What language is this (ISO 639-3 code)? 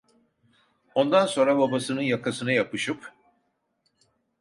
tur